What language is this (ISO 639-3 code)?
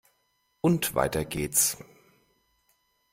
deu